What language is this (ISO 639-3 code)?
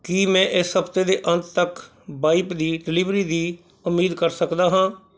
pan